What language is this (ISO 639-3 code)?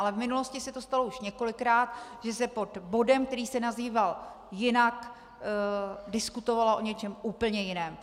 ces